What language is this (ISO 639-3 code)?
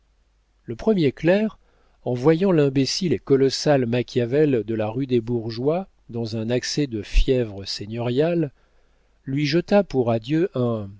fra